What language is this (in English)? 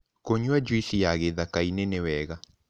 Kikuyu